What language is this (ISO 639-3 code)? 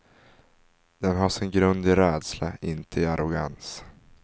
swe